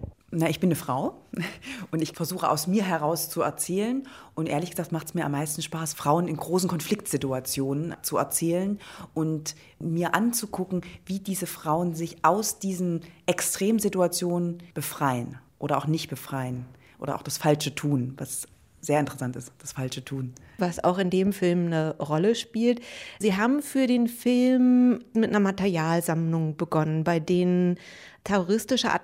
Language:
German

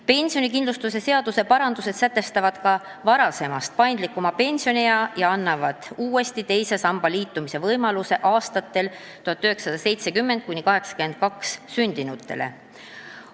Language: Estonian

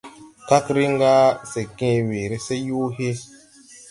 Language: Tupuri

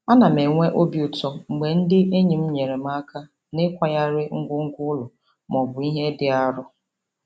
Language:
Igbo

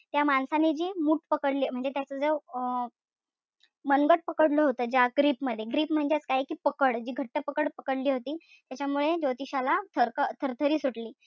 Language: Marathi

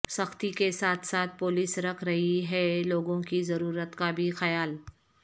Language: Urdu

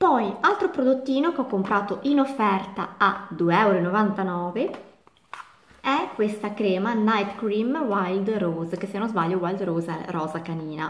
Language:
Italian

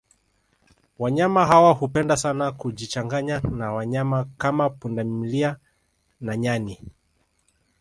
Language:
Swahili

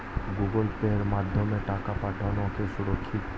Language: Bangla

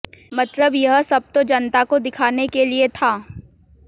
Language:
Hindi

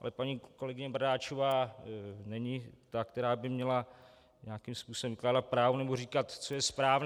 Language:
Czech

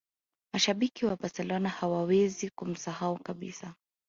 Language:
Swahili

